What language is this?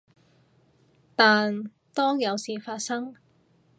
Cantonese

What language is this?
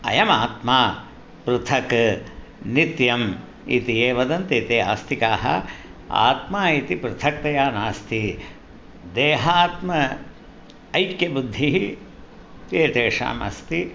Sanskrit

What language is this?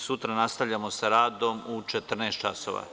Serbian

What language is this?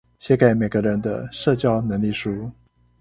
Chinese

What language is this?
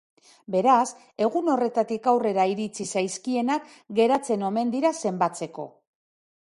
Basque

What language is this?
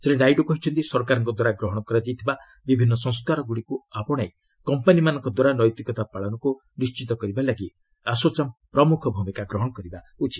Odia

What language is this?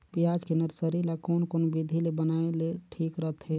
Chhattisgarhi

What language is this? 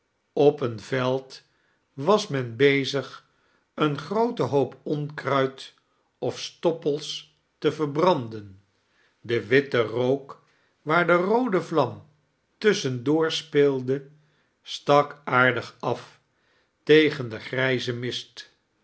Dutch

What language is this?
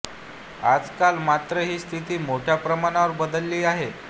Marathi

